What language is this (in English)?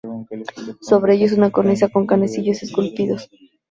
Spanish